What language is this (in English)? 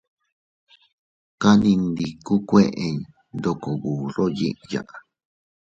Teutila Cuicatec